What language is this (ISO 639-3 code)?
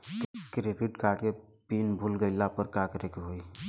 bho